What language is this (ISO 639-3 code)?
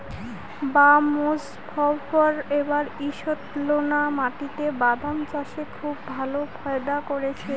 ben